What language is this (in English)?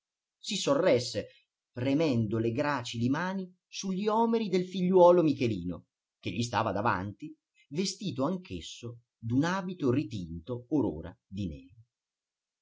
Italian